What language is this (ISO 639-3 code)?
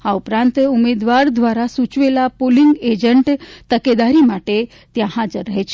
guj